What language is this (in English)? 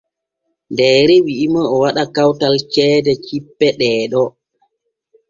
Borgu Fulfulde